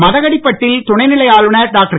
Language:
Tamil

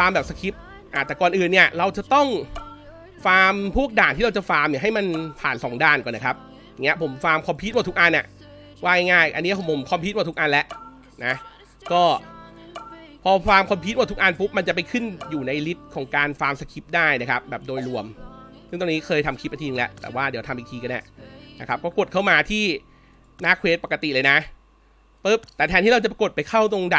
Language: Thai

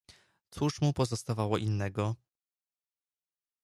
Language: Polish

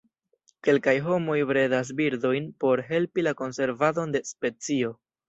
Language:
Esperanto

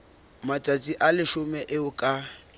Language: Southern Sotho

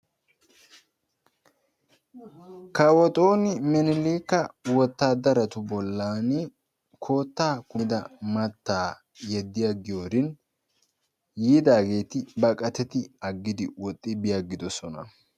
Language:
Wolaytta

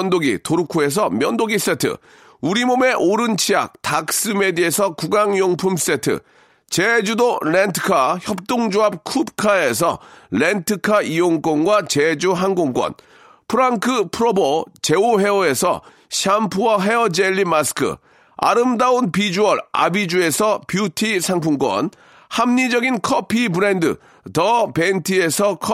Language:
Korean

